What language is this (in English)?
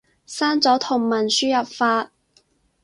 Cantonese